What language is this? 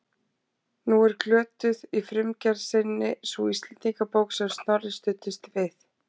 Icelandic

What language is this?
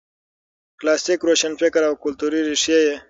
Pashto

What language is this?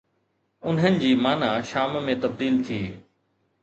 Sindhi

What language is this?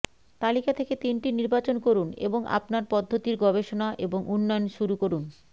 Bangla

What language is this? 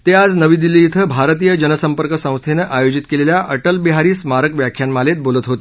Marathi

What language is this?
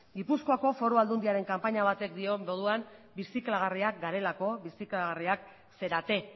Basque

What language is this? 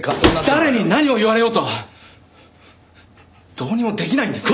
Japanese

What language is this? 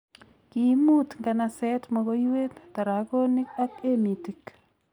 Kalenjin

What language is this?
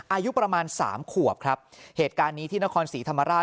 Thai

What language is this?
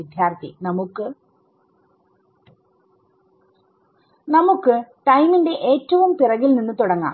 Malayalam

